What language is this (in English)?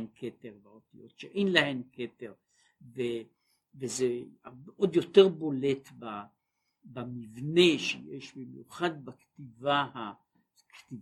Hebrew